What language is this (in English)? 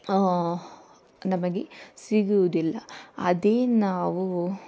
Kannada